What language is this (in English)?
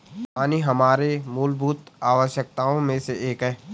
Hindi